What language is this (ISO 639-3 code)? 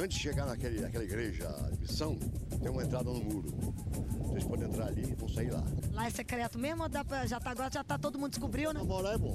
por